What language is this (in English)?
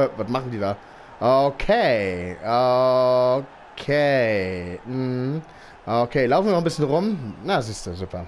German